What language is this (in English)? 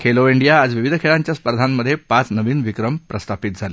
Marathi